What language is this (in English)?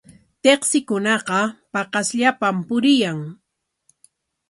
Corongo Ancash Quechua